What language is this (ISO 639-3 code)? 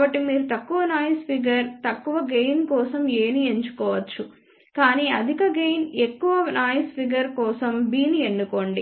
tel